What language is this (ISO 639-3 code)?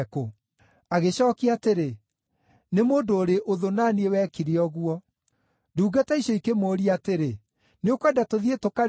kik